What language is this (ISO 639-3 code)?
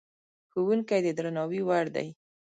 pus